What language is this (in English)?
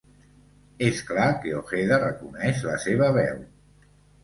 Catalan